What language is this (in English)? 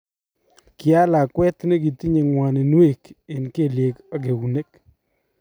Kalenjin